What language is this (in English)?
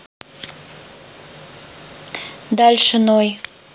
Russian